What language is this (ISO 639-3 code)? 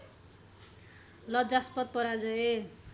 nep